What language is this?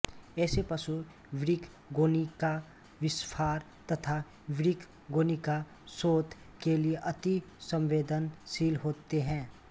Hindi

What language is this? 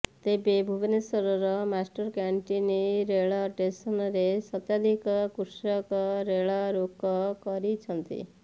Odia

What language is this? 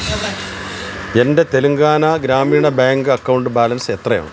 Malayalam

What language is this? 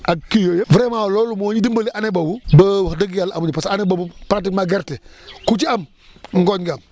Wolof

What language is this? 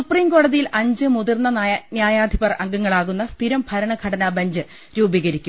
Malayalam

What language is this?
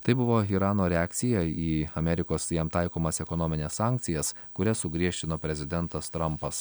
Lithuanian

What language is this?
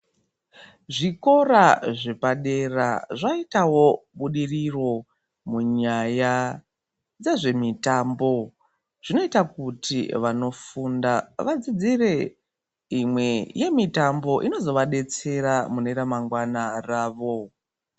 Ndau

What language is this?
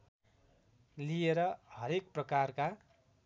Nepali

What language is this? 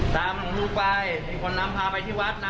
Thai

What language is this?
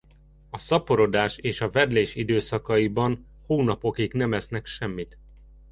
Hungarian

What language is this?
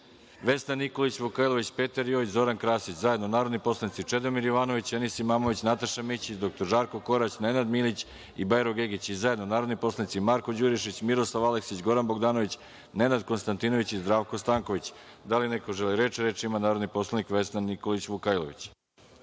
Serbian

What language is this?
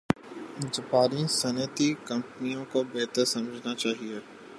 Urdu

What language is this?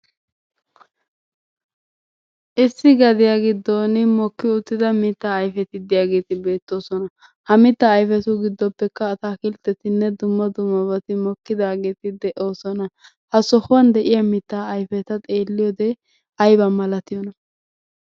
Wolaytta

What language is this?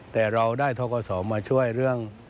Thai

